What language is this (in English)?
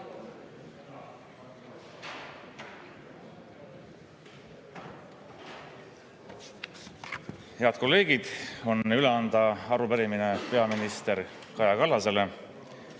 Estonian